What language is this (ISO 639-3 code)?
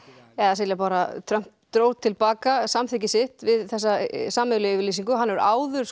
isl